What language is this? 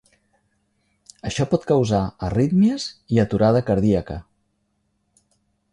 Catalan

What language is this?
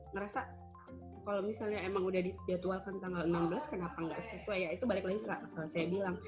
Indonesian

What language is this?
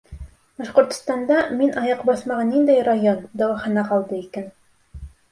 Bashkir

